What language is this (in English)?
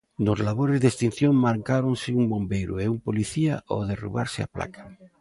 Galician